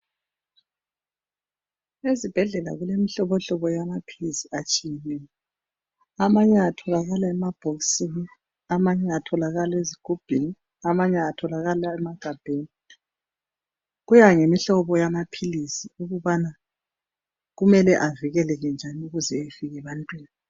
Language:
North Ndebele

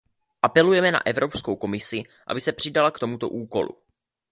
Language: Czech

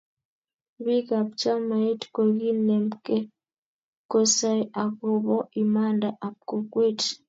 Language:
Kalenjin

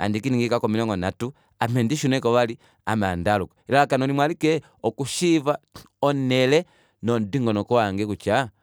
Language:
Kuanyama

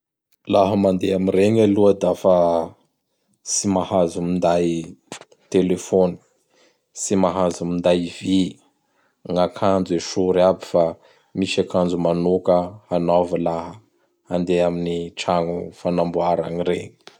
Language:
Bara Malagasy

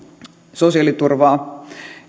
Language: Finnish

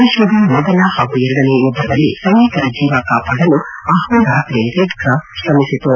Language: Kannada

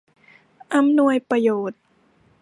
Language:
Thai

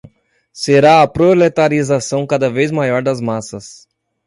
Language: Portuguese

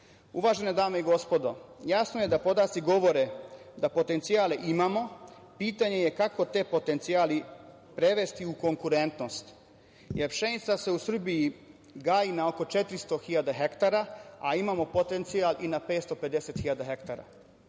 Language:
Serbian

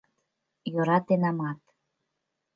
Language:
Mari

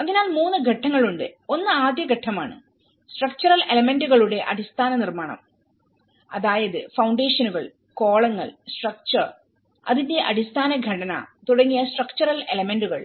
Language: Malayalam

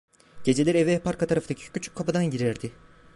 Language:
Turkish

